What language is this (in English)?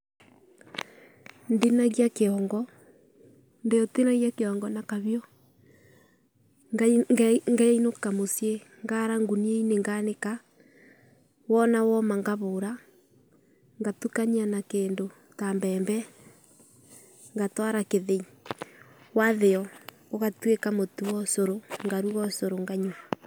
Kikuyu